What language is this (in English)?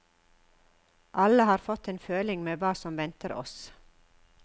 Norwegian